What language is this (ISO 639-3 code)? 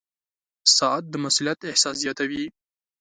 pus